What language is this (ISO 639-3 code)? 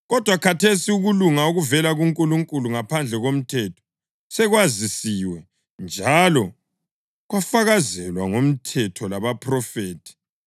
nde